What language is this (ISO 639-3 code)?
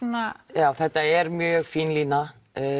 isl